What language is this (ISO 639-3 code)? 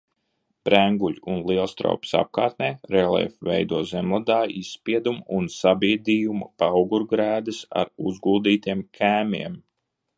lav